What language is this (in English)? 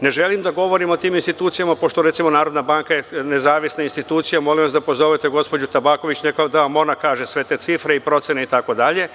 Serbian